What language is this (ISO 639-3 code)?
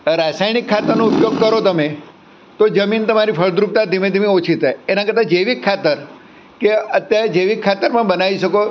guj